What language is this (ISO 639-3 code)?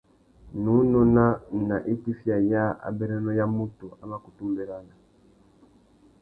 bag